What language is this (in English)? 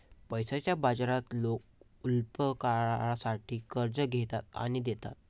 Marathi